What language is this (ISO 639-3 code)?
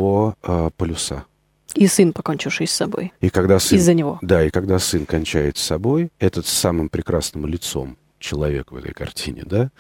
rus